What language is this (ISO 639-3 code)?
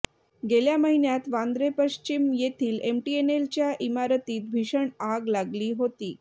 mar